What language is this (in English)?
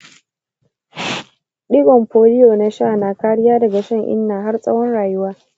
Hausa